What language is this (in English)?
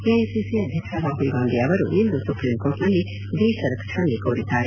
Kannada